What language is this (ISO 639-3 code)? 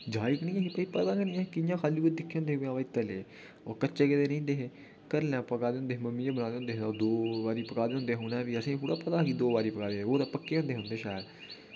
doi